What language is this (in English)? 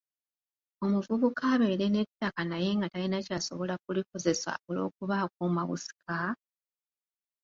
Ganda